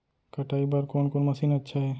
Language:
Chhattisgarhi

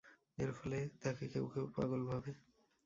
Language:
Bangla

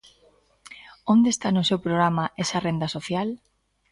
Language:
Galician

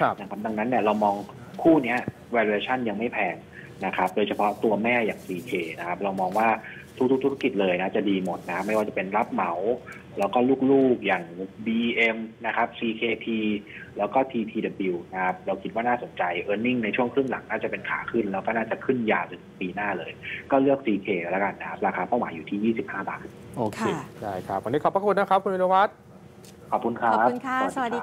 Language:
Thai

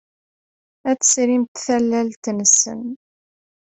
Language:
Kabyle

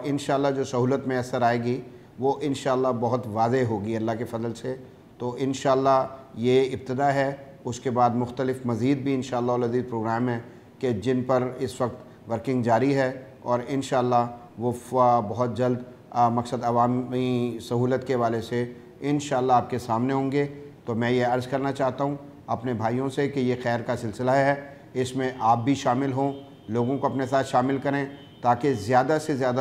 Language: Hindi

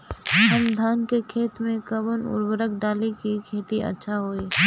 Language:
Bhojpuri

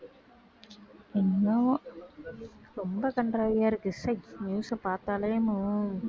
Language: Tamil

